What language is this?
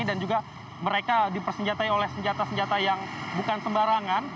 Indonesian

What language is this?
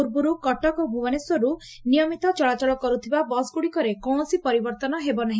Odia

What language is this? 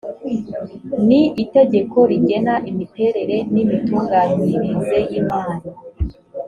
Kinyarwanda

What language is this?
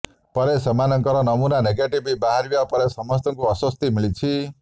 Odia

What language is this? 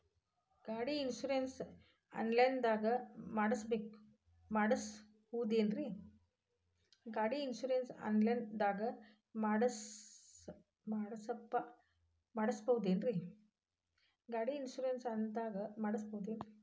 Kannada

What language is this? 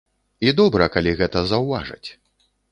Belarusian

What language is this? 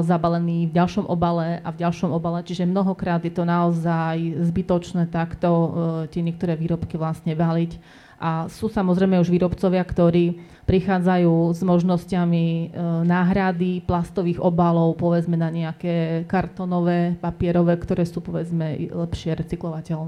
Slovak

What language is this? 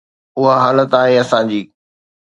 Sindhi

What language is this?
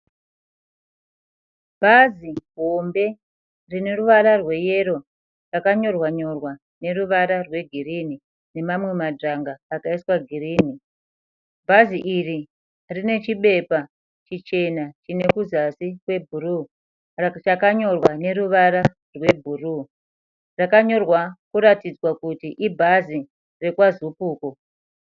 Shona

